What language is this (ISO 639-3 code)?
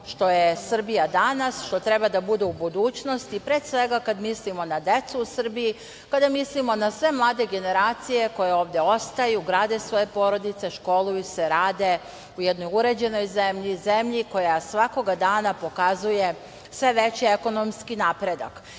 srp